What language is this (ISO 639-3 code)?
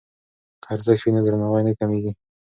pus